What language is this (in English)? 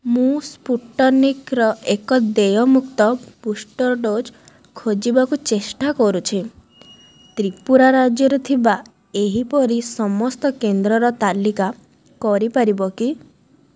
Odia